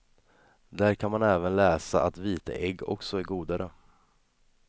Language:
Swedish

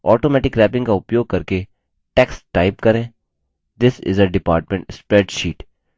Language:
Hindi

